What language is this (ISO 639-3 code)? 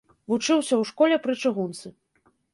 bel